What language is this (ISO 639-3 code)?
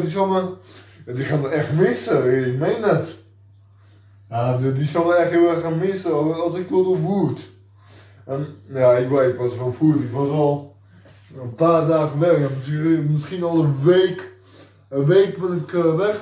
nld